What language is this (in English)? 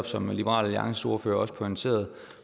Danish